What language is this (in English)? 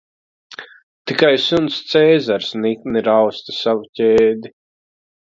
Latvian